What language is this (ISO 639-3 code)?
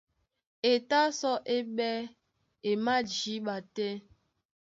dua